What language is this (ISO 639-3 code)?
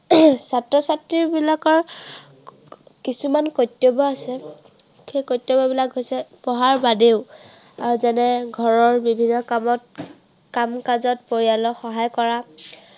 asm